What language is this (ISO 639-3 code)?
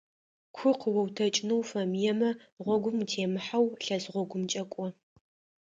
ady